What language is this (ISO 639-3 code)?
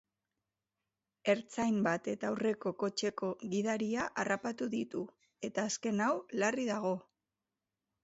eus